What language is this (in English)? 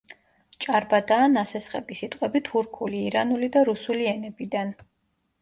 Georgian